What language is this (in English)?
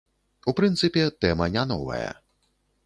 Belarusian